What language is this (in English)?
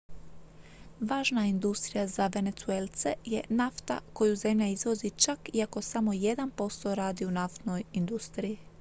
Croatian